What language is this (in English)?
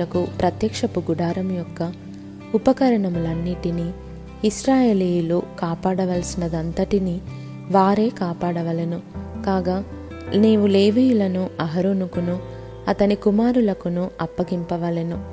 Telugu